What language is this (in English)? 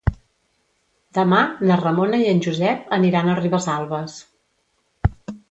Catalan